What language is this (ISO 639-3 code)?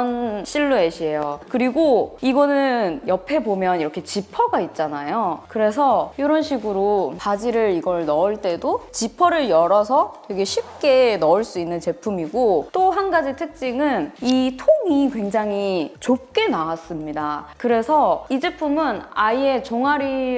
kor